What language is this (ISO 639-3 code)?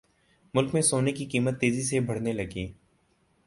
urd